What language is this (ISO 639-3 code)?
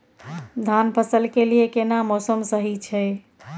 mai